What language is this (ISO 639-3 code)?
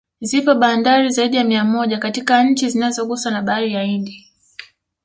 swa